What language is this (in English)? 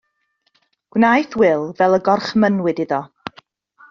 Welsh